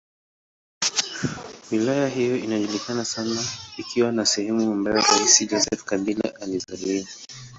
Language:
Swahili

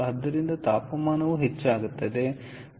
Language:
Kannada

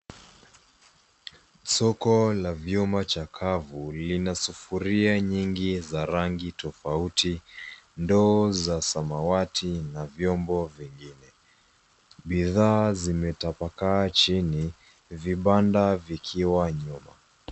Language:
Swahili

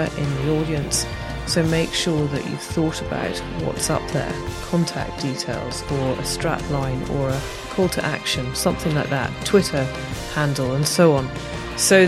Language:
English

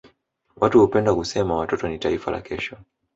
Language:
Swahili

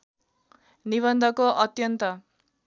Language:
Nepali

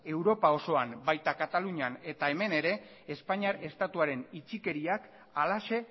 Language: Basque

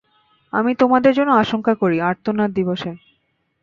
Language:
Bangla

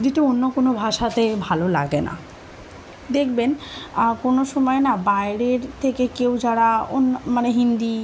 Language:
Bangla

